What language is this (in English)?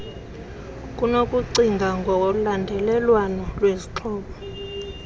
Xhosa